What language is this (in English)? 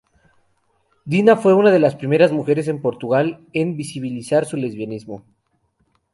Spanish